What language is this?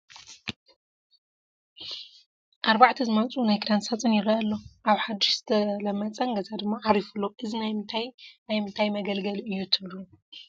Tigrinya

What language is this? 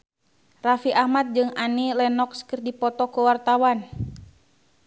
Sundanese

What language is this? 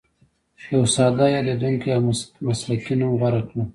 Pashto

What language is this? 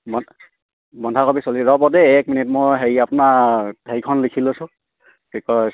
Assamese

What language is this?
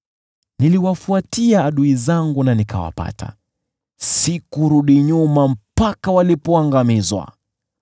Swahili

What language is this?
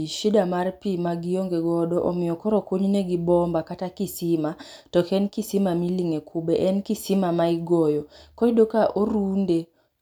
Luo (Kenya and Tanzania)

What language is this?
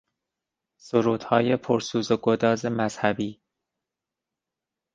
Persian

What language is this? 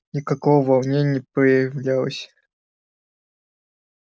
Russian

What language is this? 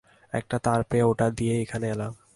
Bangla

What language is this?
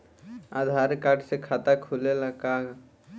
Bhojpuri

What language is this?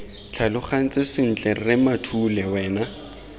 Tswana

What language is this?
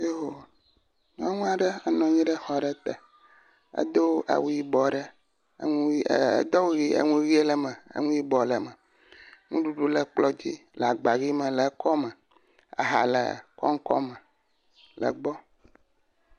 Ewe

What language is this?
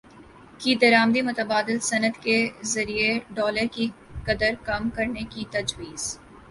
Urdu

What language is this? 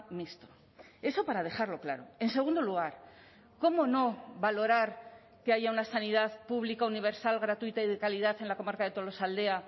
Spanish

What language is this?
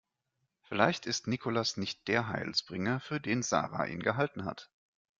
German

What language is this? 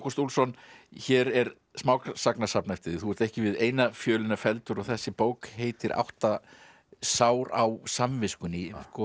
Icelandic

